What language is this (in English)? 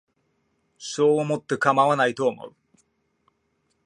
Japanese